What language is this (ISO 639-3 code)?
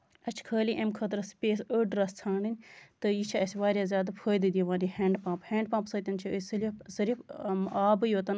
kas